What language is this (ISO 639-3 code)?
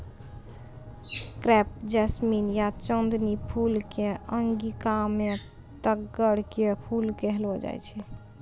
mai